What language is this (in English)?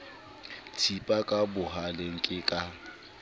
Southern Sotho